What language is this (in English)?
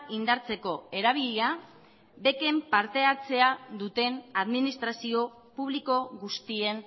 Basque